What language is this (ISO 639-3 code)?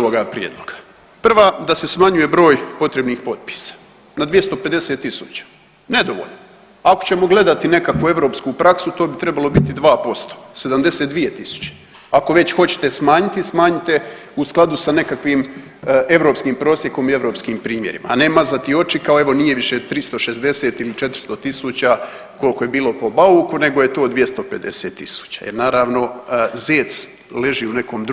hrv